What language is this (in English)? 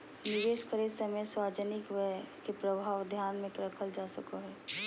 Magahi